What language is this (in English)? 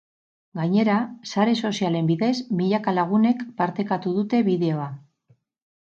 Basque